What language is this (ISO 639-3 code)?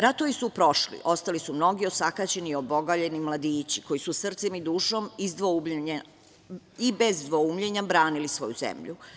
srp